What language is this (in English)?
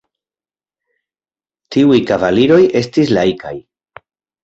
Esperanto